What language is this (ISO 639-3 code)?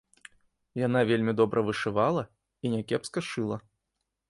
bel